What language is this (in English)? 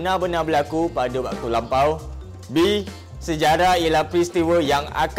Malay